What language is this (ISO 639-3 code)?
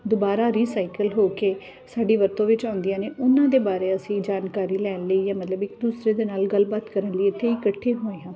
pan